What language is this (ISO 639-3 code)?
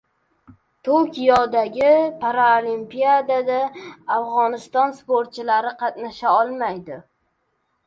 uzb